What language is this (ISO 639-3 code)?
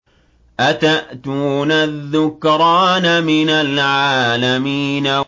ara